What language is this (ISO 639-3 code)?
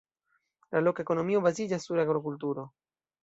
epo